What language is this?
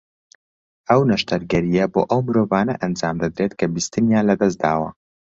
Central Kurdish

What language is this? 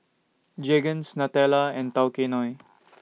English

